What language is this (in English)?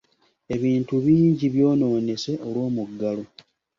Ganda